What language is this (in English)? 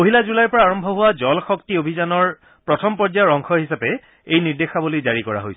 Assamese